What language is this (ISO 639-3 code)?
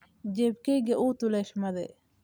som